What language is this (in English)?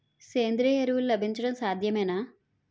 Telugu